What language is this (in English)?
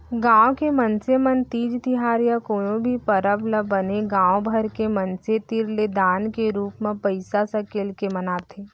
Chhattisgarhi